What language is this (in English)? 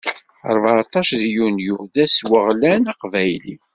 Kabyle